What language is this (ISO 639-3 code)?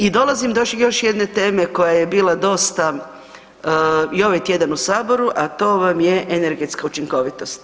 hrv